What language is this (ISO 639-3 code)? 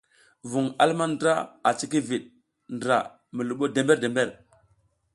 giz